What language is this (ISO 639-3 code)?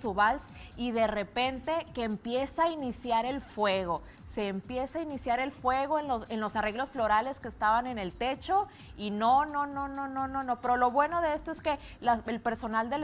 spa